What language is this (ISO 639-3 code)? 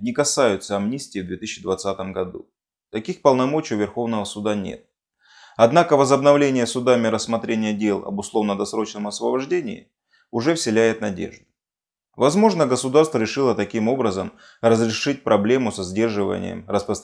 rus